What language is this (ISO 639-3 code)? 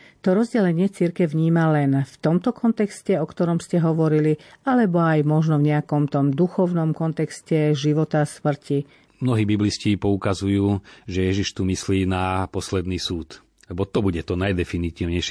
slk